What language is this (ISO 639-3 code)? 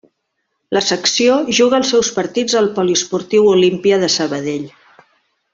cat